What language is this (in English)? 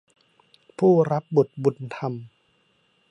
Thai